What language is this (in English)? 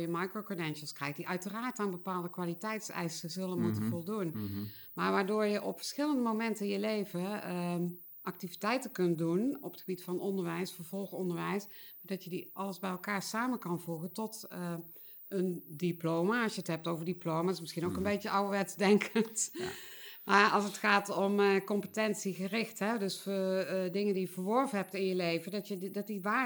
Dutch